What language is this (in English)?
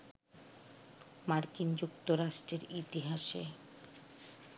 Bangla